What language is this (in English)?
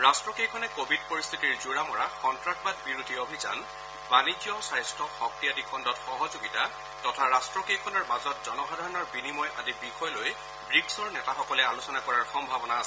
Assamese